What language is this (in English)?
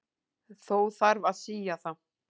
Icelandic